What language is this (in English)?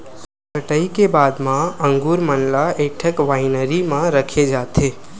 Chhattisgarhi